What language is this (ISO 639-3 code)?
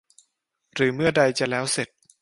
tha